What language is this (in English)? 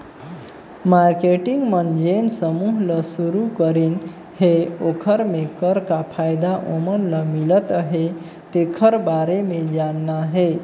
Chhattisgarhi